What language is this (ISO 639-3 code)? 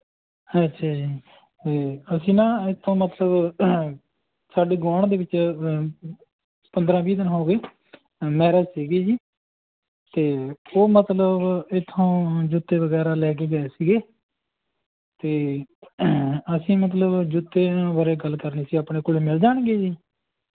pan